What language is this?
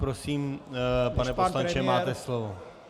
Czech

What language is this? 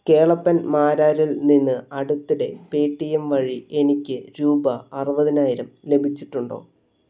Malayalam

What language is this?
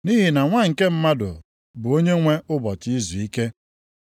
Igbo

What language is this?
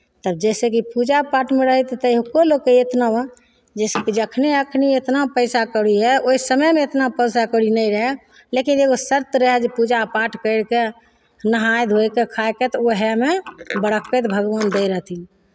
Maithili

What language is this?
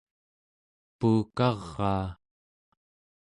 Central Yupik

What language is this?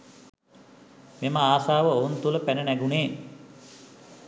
Sinhala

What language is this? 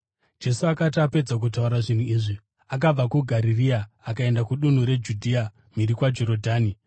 Shona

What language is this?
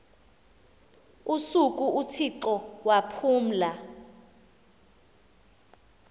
Xhosa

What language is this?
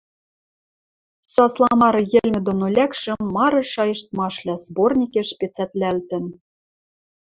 Western Mari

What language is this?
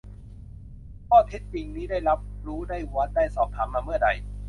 Thai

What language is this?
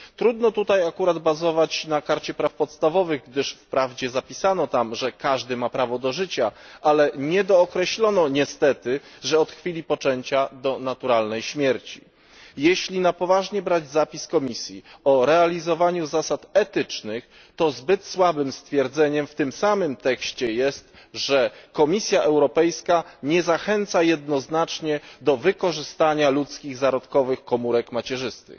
Polish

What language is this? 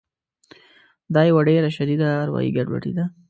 Pashto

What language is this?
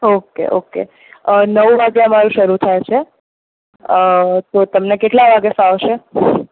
Gujarati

